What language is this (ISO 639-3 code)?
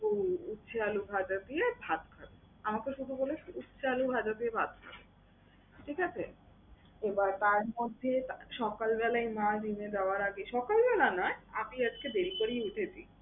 ben